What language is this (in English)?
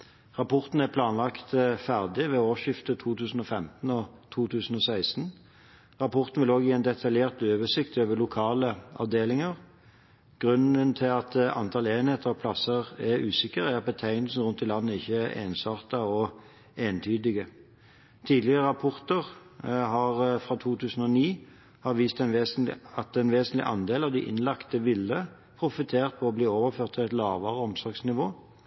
Norwegian Bokmål